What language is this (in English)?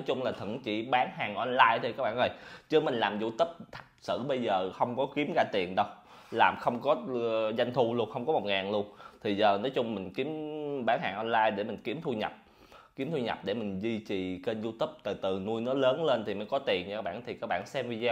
Vietnamese